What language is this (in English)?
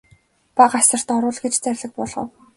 Mongolian